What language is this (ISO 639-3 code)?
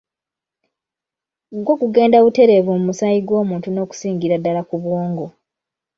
lug